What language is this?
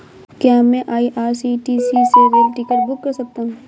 Hindi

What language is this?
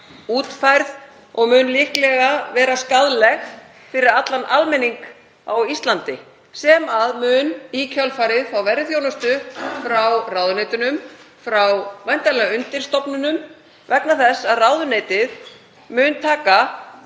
Icelandic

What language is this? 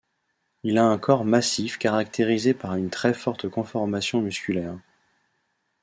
French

